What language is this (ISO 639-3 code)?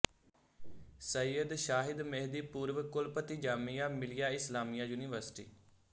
pan